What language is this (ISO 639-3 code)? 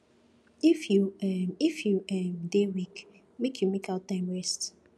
pcm